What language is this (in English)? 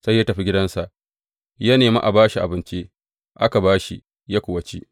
Hausa